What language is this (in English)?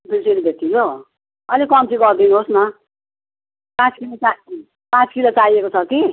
Nepali